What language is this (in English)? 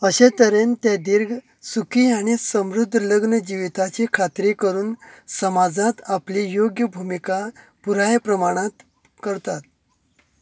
Konkani